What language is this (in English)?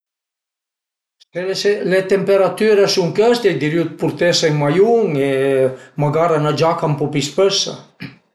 Piedmontese